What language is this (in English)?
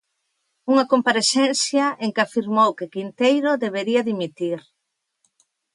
Galician